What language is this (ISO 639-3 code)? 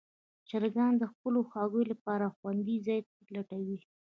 pus